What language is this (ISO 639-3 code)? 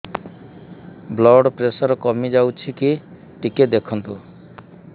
ori